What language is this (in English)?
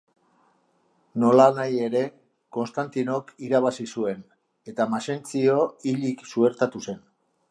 Basque